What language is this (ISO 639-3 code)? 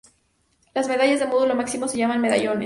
spa